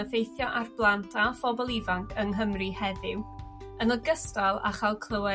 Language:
Welsh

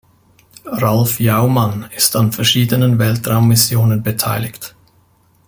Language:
German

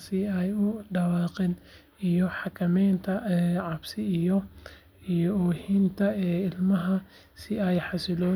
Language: Somali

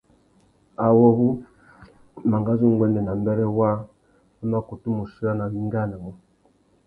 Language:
Tuki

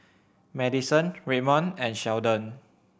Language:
English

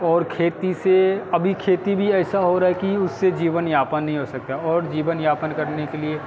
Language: Hindi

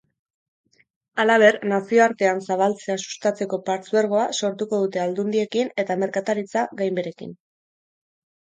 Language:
Basque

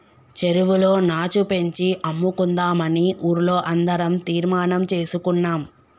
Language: Telugu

